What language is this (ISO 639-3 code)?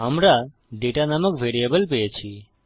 ben